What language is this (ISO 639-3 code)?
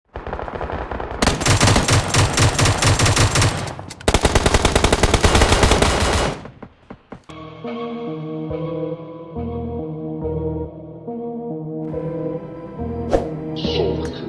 eng